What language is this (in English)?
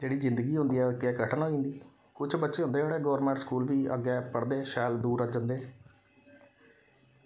Dogri